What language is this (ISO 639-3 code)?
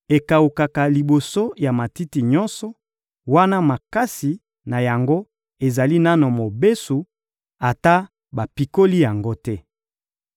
lin